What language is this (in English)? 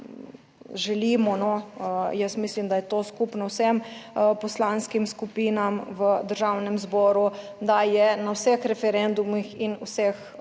Slovenian